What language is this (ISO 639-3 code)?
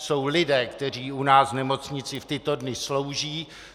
ces